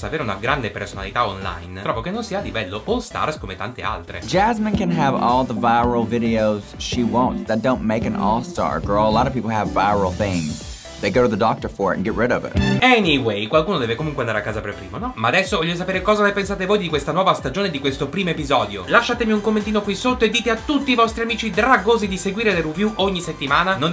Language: Italian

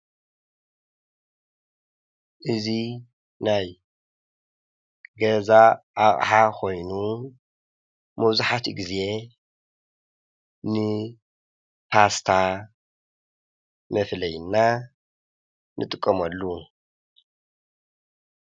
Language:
Tigrinya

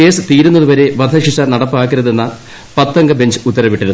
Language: Malayalam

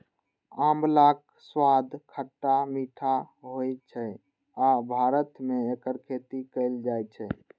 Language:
Maithili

